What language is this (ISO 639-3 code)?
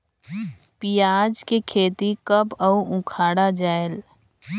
hne